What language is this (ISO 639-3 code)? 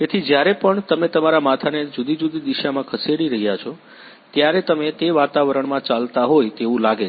guj